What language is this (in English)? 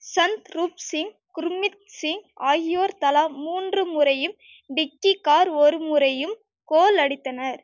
Tamil